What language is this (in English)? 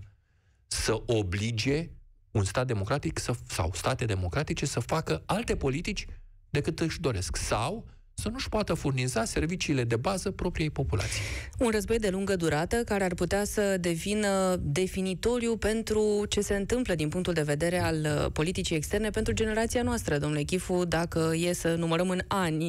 Romanian